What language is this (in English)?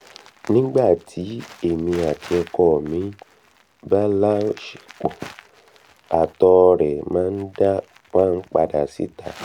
Yoruba